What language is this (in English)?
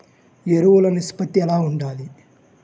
Telugu